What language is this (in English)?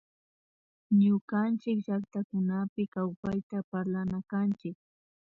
Imbabura Highland Quichua